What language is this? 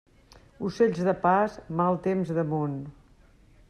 Catalan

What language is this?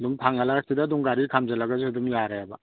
Manipuri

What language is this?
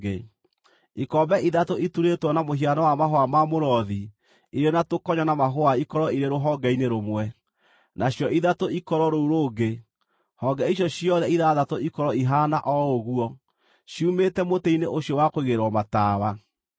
Kikuyu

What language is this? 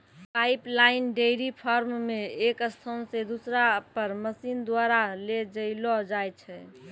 Maithili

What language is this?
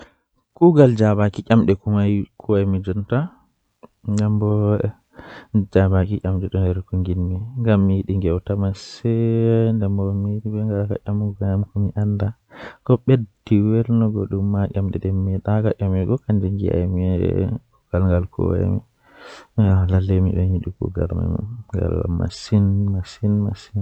Western Niger Fulfulde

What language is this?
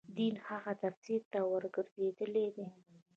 Pashto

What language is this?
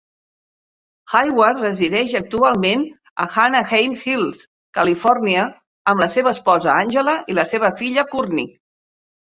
Catalan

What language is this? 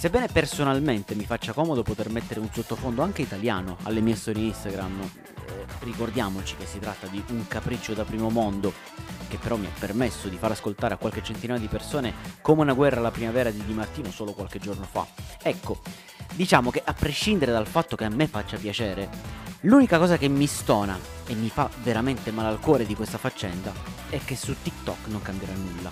Italian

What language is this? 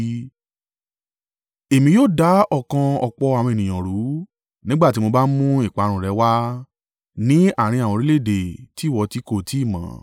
Yoruba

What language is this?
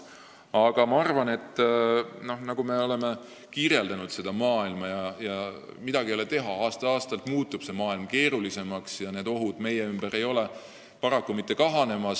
Estonian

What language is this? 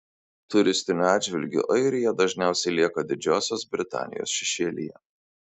Lithuanian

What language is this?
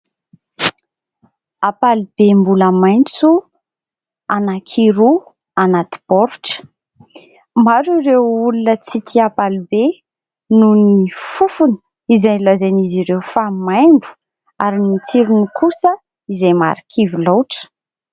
Malagasy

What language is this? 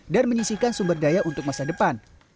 Indonesian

